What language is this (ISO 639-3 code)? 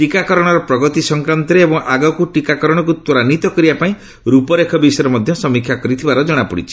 ori